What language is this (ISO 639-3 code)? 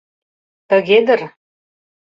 chm